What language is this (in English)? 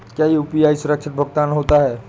Hindi